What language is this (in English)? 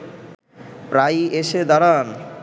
Bangla